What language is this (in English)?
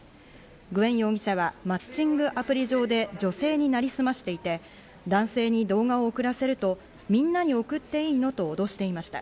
Japanese